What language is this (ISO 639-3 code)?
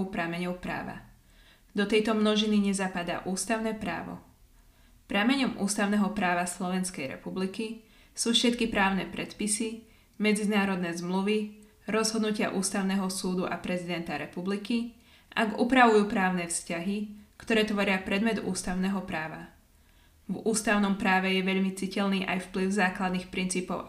slk